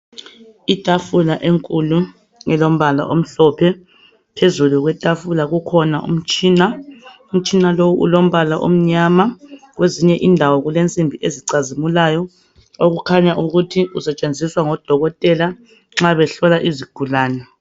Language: North Ndebele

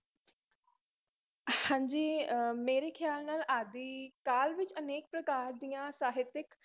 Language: Punjabi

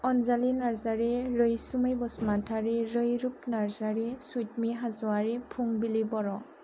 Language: Bodo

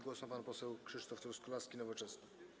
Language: Polish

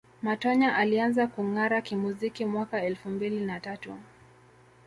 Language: Swahili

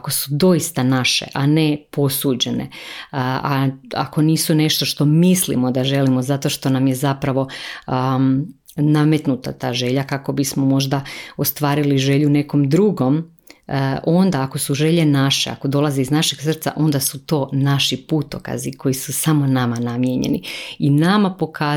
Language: Croatian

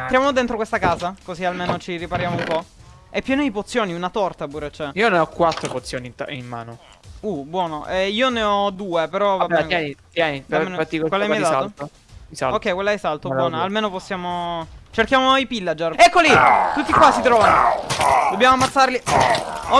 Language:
Italian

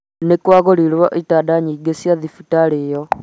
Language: Kikuyu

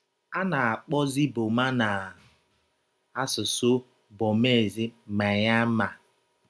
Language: Igbo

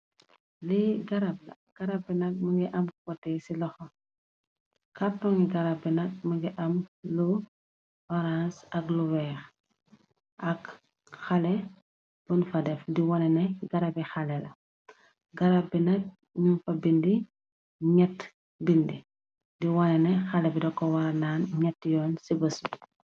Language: Wolof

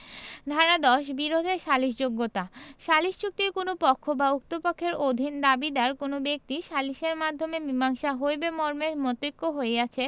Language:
Bangla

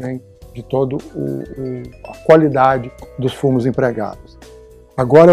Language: Portuguese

